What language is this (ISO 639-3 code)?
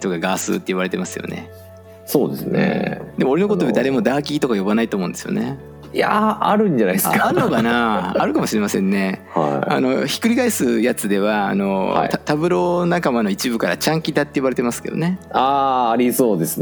jpn